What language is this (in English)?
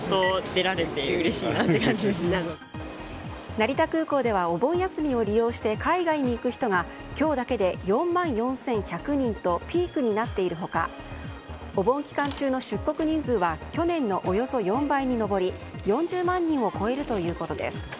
Japanese